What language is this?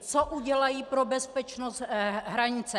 Czech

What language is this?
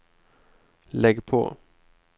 Swedish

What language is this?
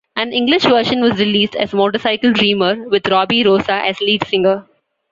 English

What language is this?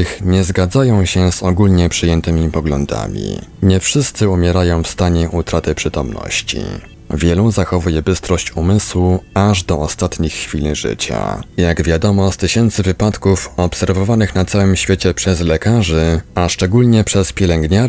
Polish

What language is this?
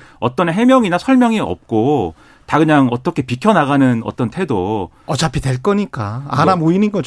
Korean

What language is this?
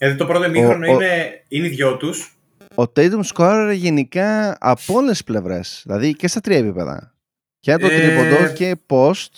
Greek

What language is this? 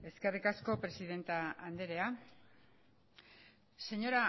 Basque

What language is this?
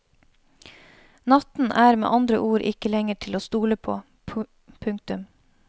Norwegian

